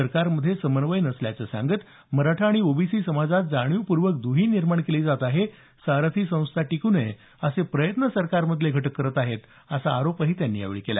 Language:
Marathi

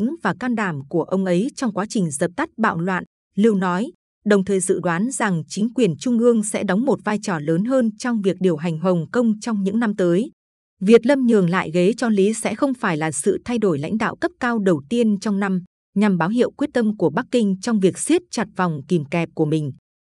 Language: Vietnamese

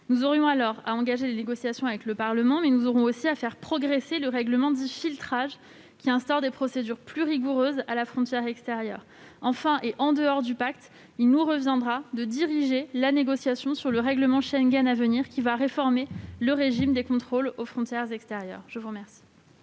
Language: French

